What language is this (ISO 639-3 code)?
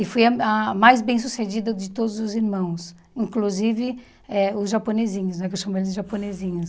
por